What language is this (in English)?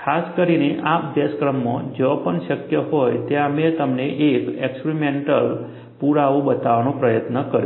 Gujarati